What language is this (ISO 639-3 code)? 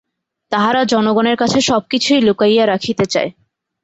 ben